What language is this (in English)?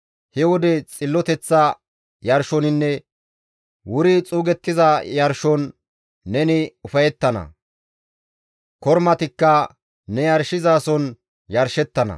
Gamo